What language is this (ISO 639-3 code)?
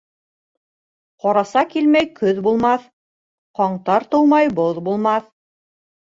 bak